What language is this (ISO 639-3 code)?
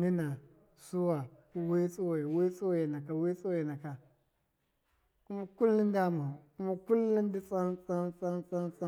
mkf